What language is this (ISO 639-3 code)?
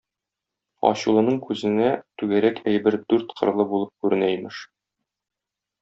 tat